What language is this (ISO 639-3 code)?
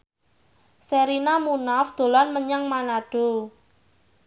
jav